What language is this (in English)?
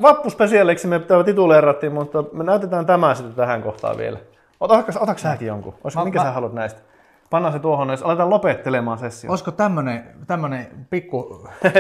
Finnish